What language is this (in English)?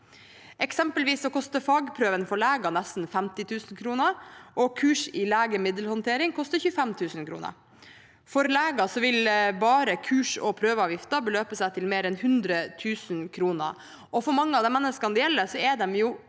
Norwegian